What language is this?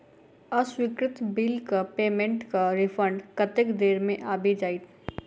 Maithili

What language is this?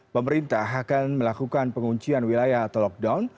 Indonesian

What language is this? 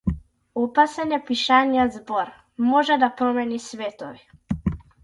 Macedonian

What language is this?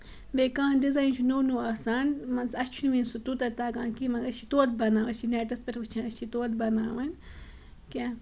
Kashmiri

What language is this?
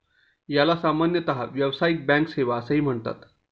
Marathi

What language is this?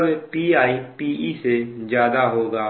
Hindi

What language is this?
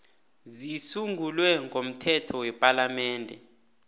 South Ndebele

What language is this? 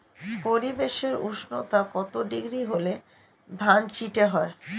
Bangla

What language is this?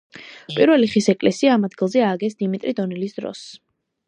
Georgian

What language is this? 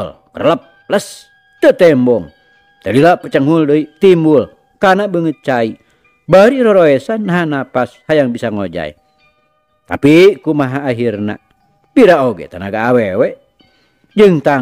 Indonesian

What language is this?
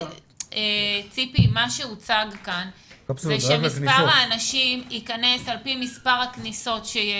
Hebrew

